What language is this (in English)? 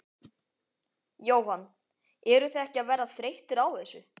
Icelandic